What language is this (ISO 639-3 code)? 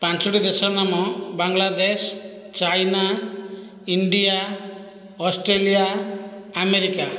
ori